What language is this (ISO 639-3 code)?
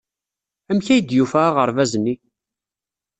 kab